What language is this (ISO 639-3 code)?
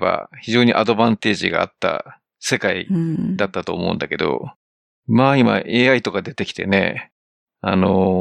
jpn